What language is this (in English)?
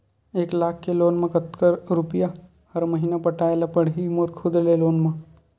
Chhattisgarhi